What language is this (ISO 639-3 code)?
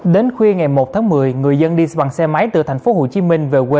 vie